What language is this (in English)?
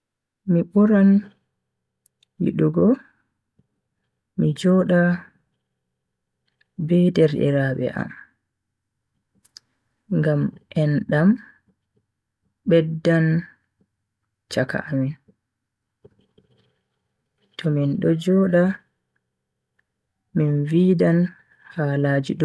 Bagirmi Fulfulde